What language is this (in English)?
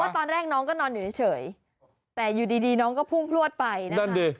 Thai